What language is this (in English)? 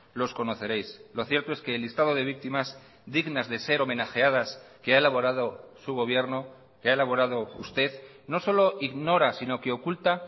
Spanish